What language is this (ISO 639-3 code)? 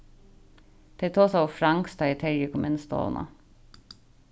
fao